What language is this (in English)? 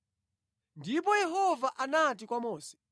Nyanja